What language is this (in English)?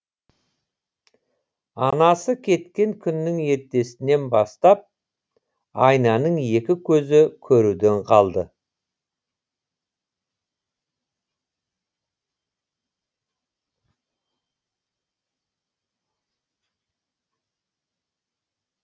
Kazakh